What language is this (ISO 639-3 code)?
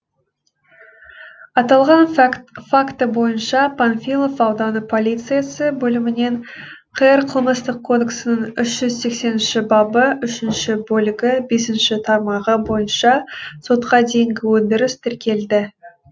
kaz